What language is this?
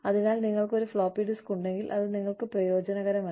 Malayalam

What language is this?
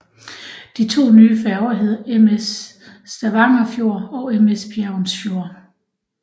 Danish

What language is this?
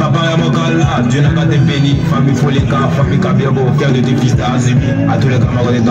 Romanian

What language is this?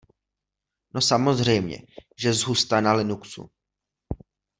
Czech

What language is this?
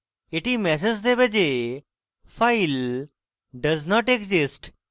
Bangla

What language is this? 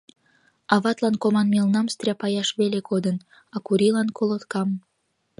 Mari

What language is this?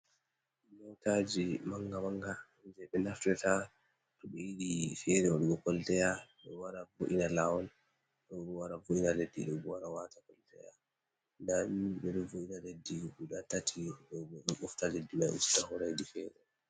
Fula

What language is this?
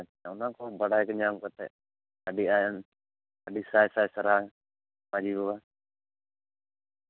Santali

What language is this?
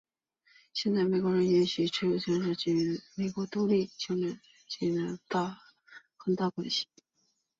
Chinese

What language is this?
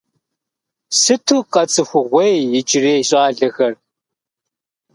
Kabardian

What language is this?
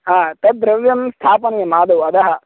Sanskrit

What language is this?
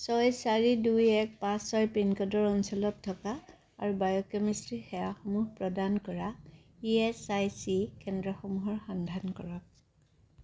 Assamese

